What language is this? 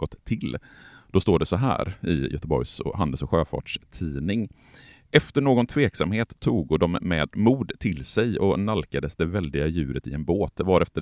Swedish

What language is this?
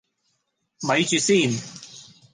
Cantonese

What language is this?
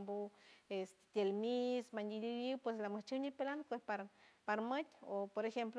San Francisco Del Mar Huave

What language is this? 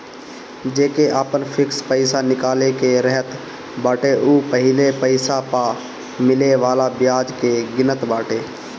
Bhojpuri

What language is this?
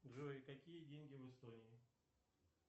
Russian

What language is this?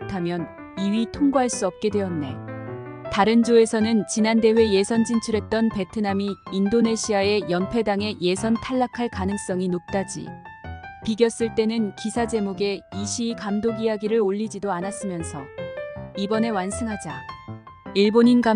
Korean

